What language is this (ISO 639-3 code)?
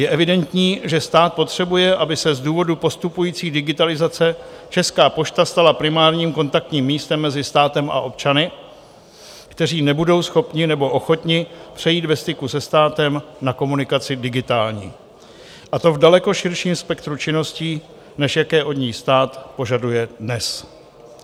ces